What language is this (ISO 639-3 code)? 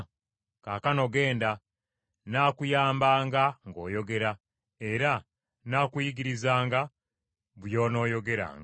lug